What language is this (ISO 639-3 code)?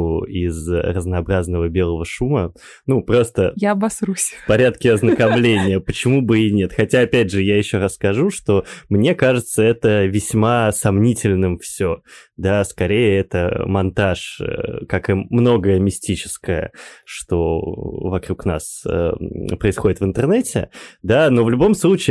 rus